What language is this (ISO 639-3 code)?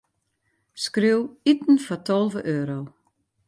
fry